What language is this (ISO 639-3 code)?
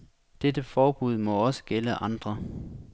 dan